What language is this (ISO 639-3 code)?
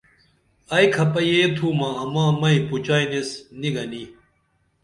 dml